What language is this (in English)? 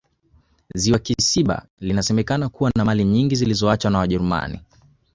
Swahili